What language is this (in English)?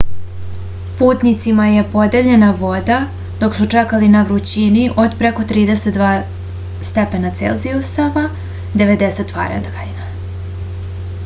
Serbian